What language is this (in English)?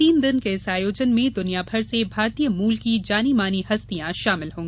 Hindi